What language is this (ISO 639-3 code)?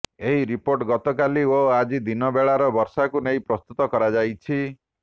ori